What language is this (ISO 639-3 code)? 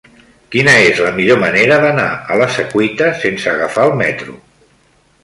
cat